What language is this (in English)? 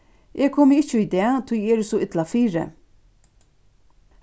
Faroese